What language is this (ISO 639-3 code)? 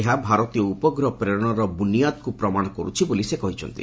ori